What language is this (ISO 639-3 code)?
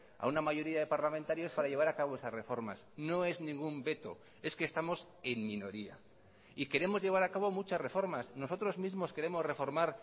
spa